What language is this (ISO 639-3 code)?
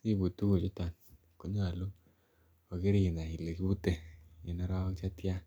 kln